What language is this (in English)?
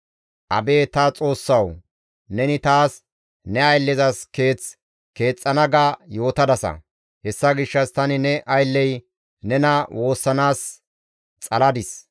Gamo